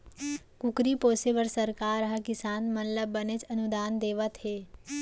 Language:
Chhattisgarhi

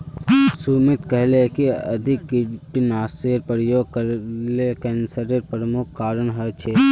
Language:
Magahi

